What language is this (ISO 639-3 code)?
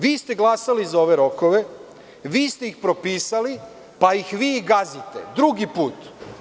srp